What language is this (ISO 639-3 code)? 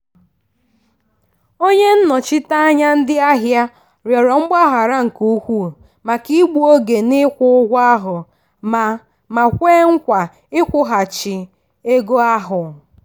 ibo